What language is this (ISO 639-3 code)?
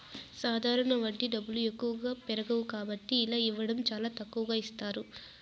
tel